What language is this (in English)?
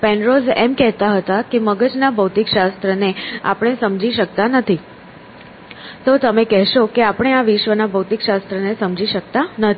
Gujarati